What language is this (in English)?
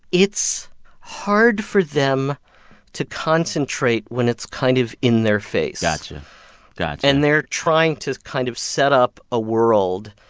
English